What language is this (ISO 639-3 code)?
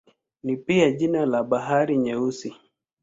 swa